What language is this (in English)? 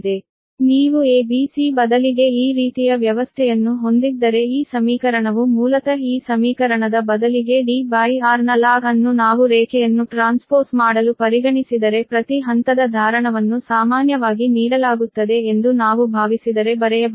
Kannada